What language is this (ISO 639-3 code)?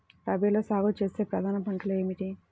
tel